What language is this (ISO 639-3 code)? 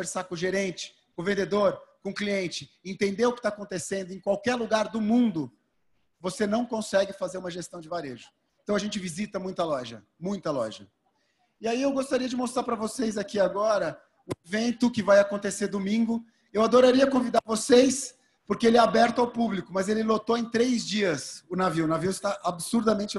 por